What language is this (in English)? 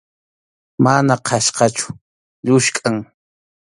Arequipa-La Unión Quechua